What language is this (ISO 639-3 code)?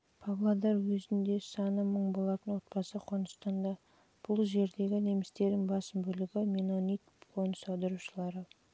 kaz